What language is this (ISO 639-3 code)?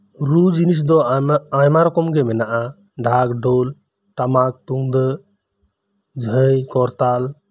sat